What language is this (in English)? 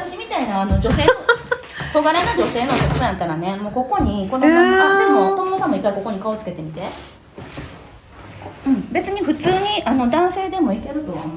Japanese